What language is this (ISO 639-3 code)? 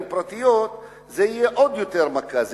heb